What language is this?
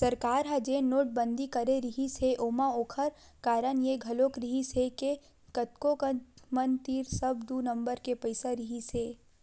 Chhattisgarhi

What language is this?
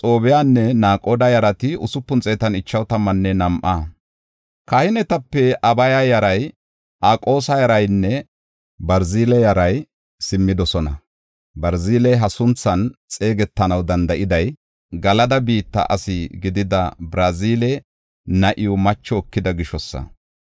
Gofa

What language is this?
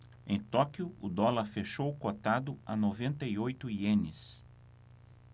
Portuguese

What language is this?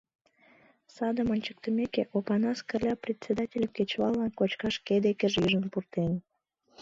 Mari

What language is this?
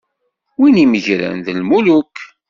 Kabyle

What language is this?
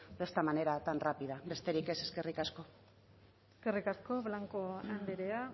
Basque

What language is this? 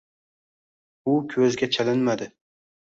Uzbek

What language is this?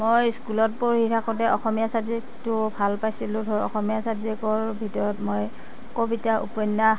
Assamese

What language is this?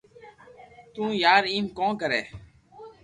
Loarki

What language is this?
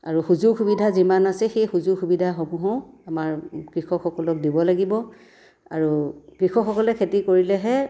Assamese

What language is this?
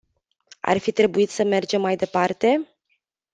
Romanian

